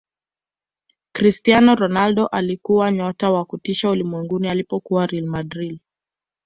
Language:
Swahili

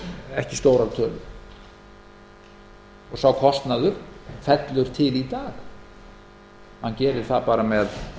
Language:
Icelandic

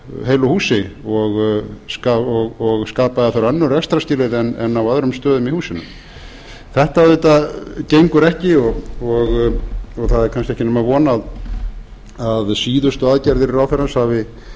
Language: Icelandic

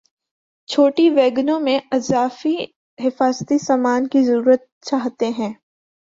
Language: Urdu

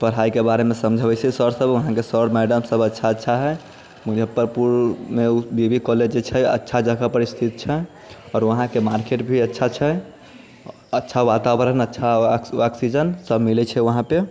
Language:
Maithili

